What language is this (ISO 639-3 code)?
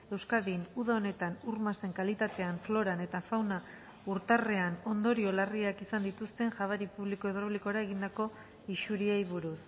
eus